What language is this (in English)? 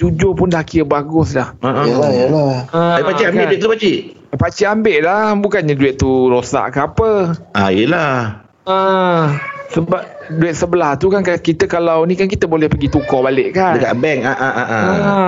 Malay